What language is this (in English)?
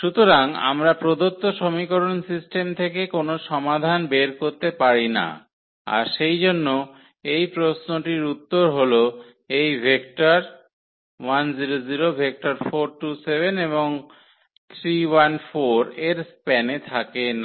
Bangla